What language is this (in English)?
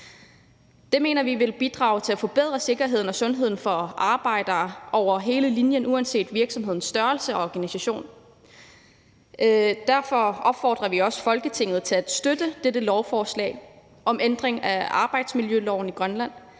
Danish